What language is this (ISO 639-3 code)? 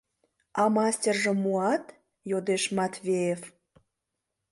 chm